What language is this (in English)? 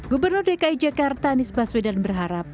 Indonesian